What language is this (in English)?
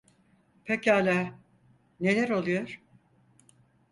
Turkish